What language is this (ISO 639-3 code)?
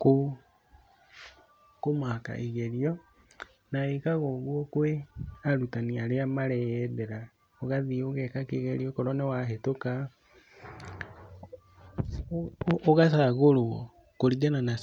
kik